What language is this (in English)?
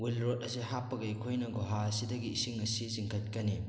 Manipuri